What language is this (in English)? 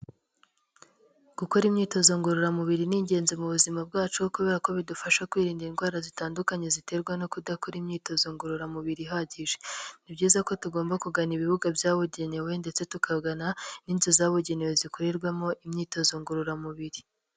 Kinyarwanda